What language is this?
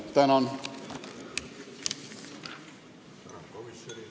Estonian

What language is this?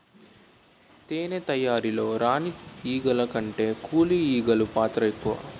Telugu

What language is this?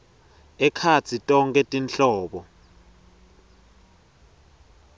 Swati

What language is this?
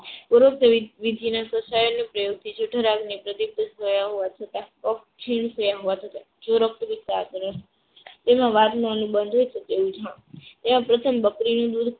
Gujarati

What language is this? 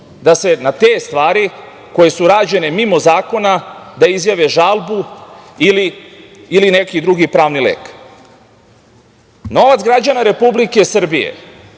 Serbian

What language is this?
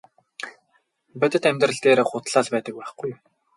Mongolian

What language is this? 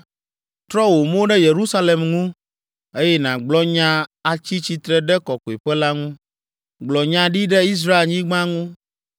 Ewe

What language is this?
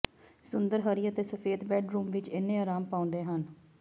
Punjabi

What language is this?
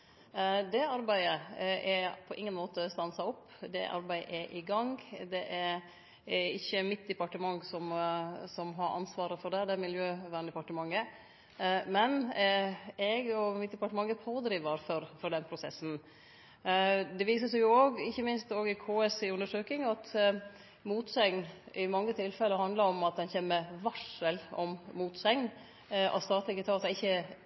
Norwegian Nynorsk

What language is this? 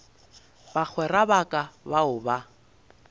Northern Sotho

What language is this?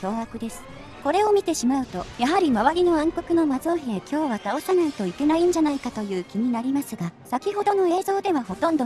Japanese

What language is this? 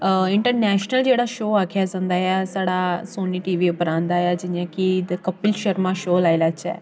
Dogri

